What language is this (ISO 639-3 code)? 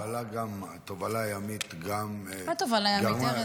heb